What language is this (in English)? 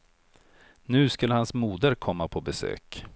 Swedish